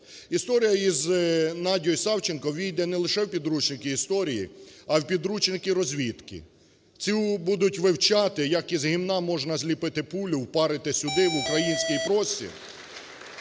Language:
Ukrainian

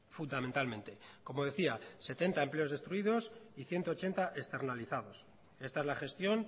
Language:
Spanish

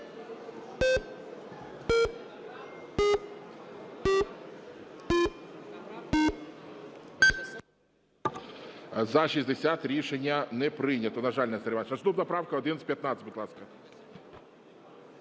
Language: Ukrainian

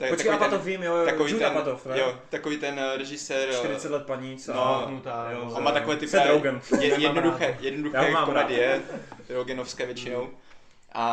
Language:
Czech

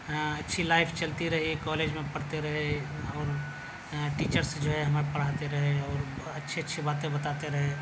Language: Urdu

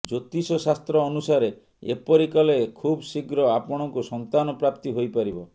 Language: Odia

